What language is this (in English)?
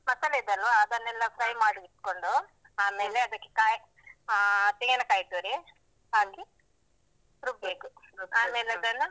Kannada